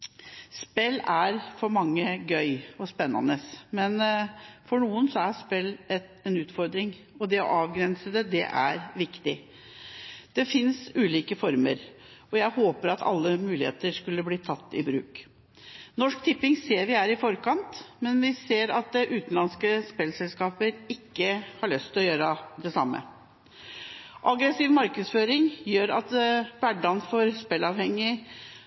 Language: Norwegian Bokmål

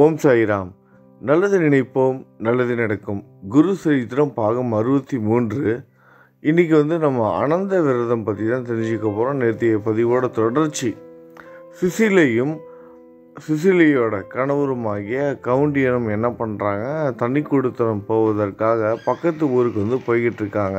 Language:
Tamil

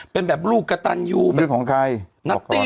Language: Thai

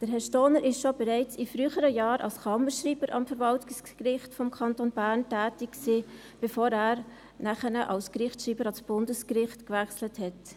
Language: Swiss German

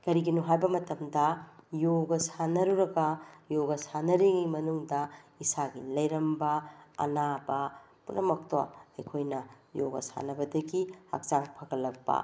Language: Manipuri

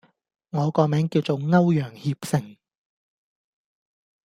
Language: Cantonese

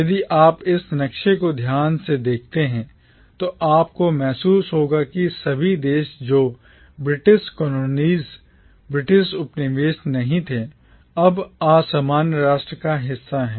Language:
Hindi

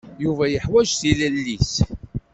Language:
Kabyle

